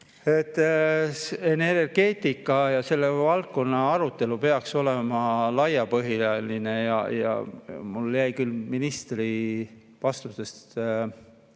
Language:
Estonian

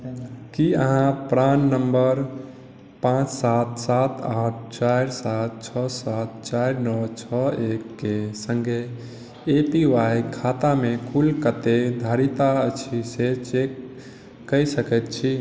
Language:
Maithili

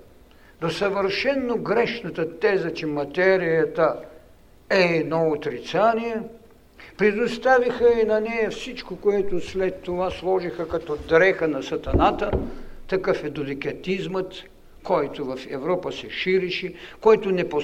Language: Bulgarian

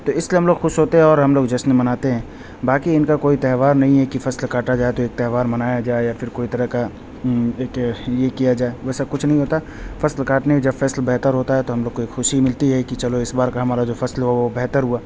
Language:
Urdu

